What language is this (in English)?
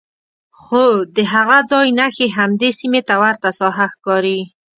Pashto